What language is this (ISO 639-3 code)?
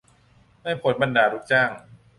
tha